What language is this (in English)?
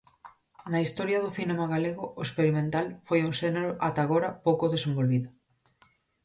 Galician